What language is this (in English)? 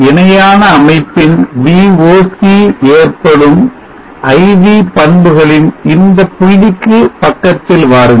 Tamil